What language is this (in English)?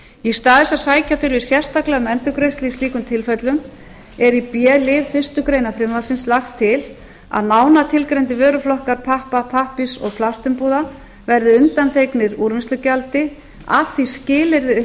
Icelandic